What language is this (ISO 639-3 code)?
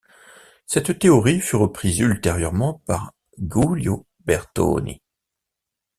fra